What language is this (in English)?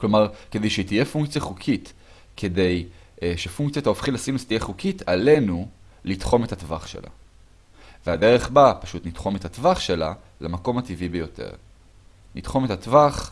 Hebrew